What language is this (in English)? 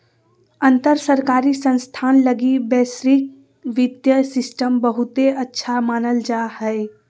Magahi